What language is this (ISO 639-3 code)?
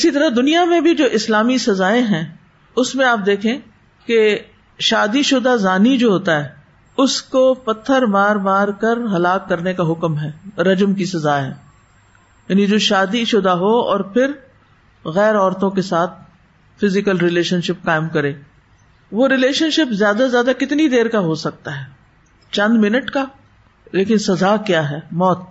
urd